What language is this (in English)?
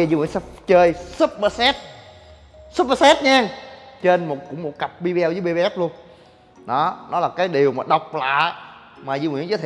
Vietnamese